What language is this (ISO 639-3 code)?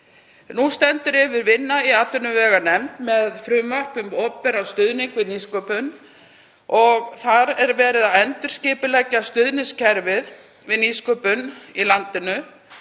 isl